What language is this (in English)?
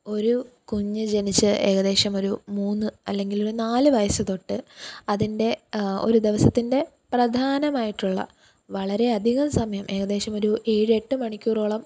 Malayalam